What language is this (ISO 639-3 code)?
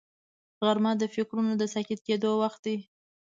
pus